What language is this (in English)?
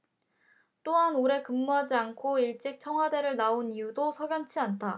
Korean